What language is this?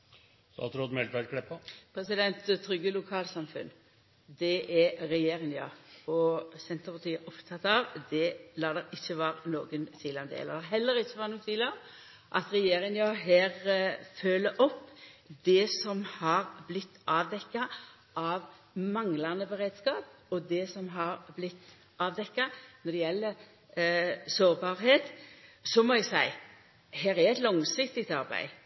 Norwegian Nynorsk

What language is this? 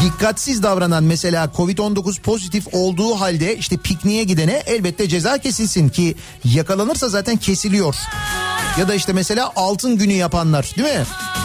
Turkish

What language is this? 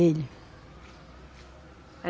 Portuguese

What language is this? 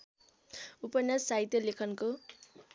Nepali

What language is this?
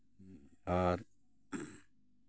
Santali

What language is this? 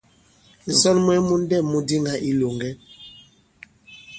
Bankon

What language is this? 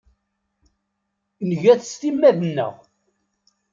Kabyle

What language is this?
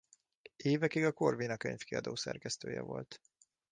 Hungarian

